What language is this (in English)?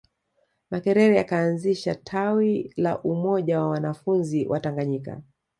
Swahili